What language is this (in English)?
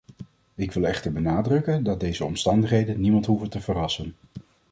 Dutch